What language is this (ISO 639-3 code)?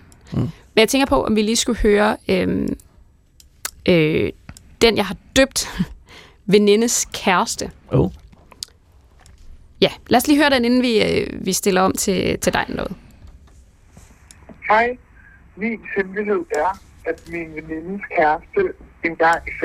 dan